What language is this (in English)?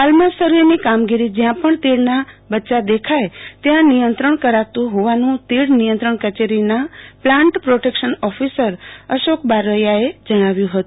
Gujarati